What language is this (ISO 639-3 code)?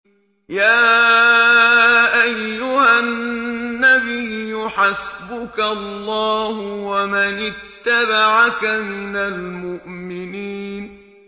ara